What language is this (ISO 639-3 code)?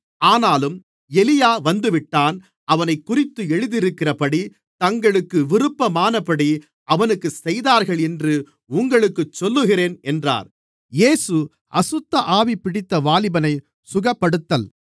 tam